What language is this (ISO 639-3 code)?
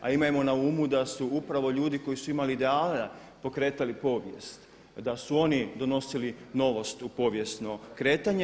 hrv